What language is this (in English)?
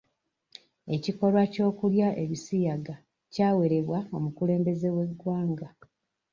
Ganda